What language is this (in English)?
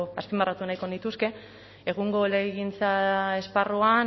Basque